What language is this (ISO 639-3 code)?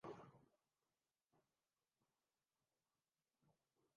urd